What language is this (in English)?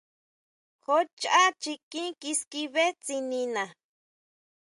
Huautla Mazatec